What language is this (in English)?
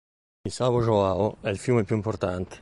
Italian